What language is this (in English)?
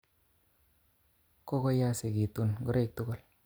Kalenjin